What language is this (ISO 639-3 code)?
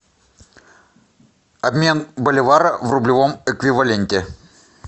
rus